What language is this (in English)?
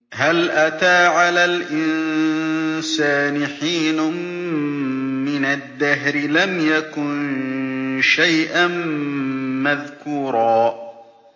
Arabic